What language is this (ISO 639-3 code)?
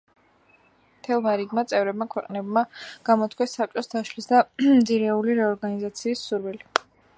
kat